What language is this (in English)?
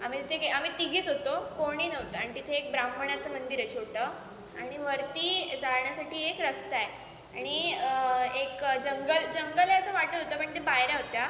Marathi